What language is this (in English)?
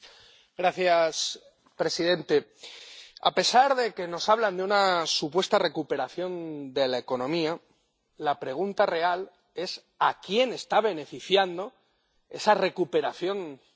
Spanish